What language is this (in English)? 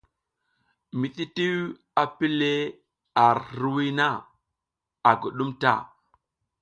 South Giziga